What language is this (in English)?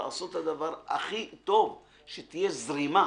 Hebrew